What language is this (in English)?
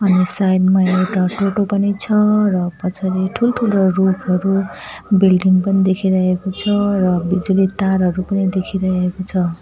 Nepali